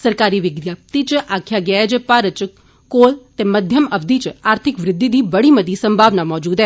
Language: Dogri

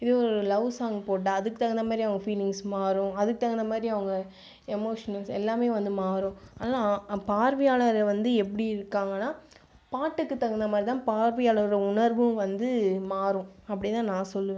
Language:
Tamil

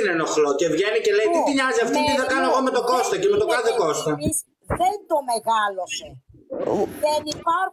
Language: Greek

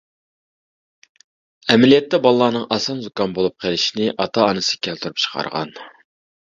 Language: Uyghur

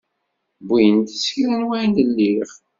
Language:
Kabyle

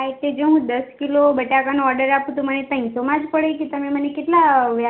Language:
Gujarati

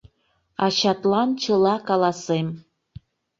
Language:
Mari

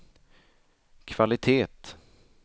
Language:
Swedish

